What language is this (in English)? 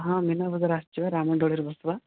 Odia